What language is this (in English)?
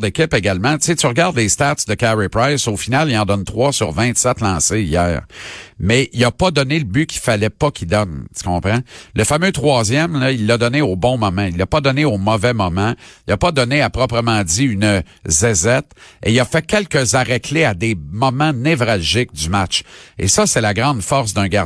French